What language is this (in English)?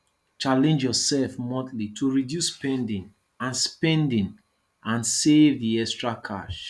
Nigerian Pidgin